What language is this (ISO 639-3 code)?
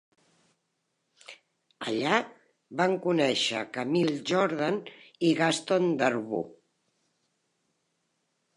cat